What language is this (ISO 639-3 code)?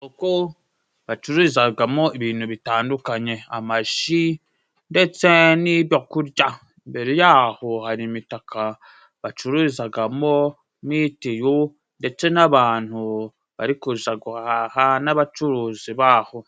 kin